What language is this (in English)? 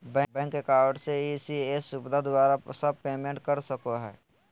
Magahi